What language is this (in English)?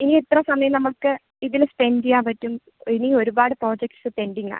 Malayalam